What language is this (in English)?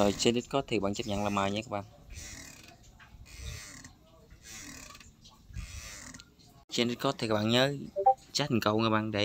Vietnamese